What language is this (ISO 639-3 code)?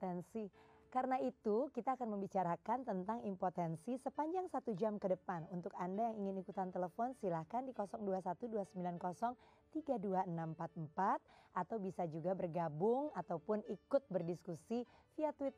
ind